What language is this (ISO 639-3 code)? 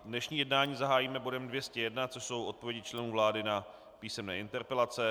ces